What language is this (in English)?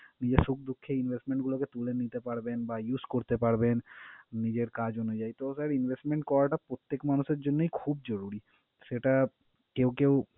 Bangla